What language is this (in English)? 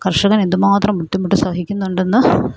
Malayalam